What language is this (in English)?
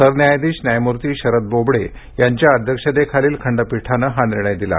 Marathi